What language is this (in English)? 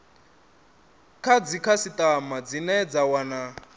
Venda